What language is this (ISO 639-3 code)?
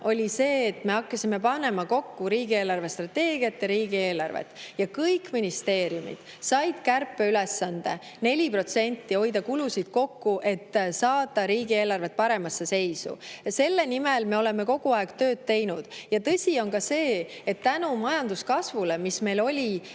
est